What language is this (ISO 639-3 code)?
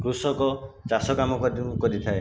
ori